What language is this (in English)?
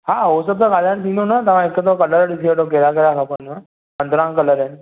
Sindhi